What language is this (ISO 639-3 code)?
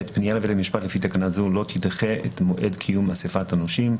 heb